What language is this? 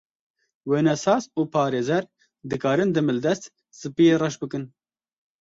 Kurdish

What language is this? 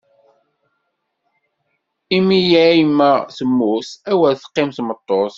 Kabyle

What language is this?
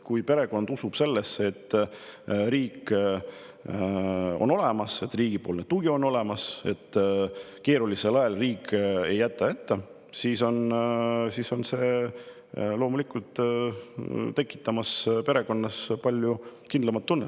Estonian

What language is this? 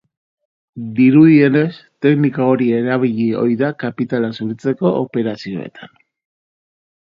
Basque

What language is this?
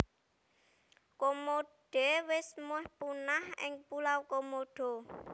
Javanese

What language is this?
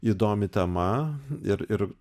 Lithuanian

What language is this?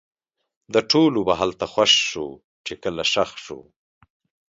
Pashto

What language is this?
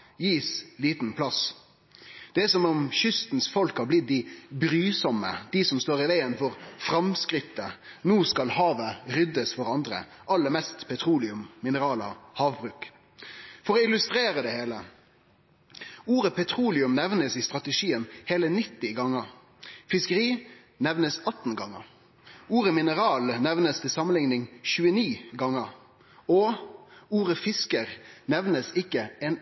Norwegian Nynorsk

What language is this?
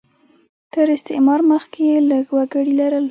Pashto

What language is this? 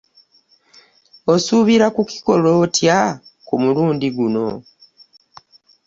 Ganda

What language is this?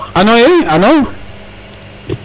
Serer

